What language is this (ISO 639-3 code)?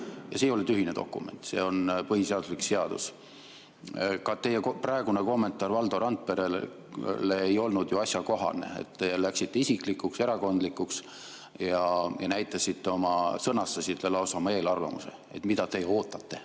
est